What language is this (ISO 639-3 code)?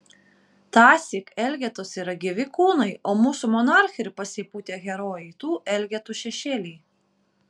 lit